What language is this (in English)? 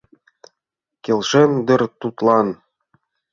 Mari